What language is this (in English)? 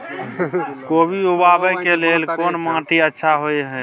Maithili